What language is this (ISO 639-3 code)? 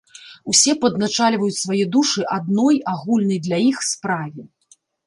bel